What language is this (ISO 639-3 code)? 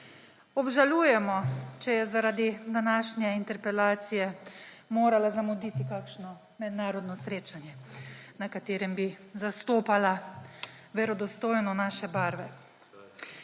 slv